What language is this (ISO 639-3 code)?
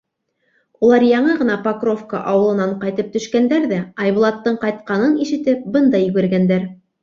bak